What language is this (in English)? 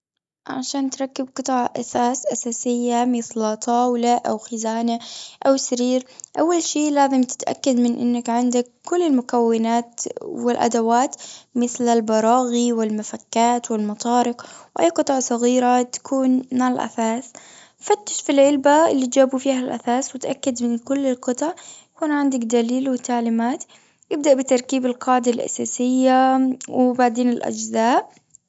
Gulf Arabic